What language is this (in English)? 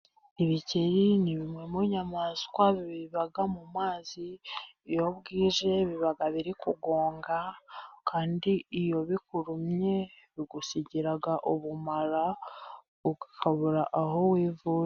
Kinyarwanda